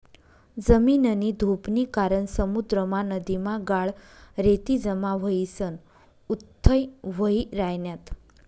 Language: Marathi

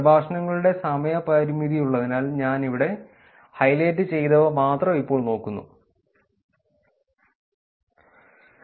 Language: Malayalam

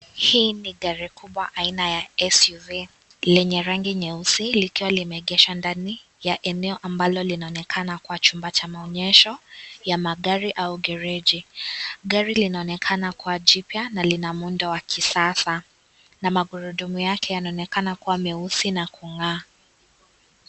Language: Swahili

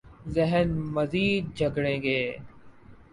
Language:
Urdu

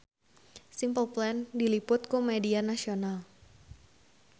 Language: Sundanese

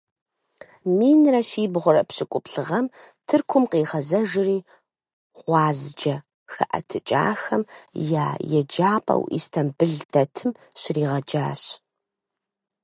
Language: Kabardian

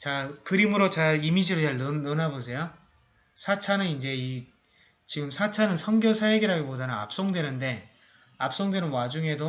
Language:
Korean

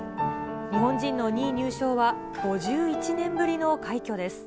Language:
Japanese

